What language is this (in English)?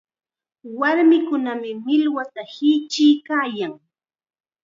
Chiquián Ancash Quechua